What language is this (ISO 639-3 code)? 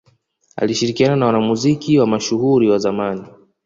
swa